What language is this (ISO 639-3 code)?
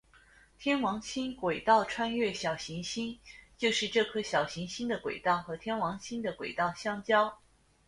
zho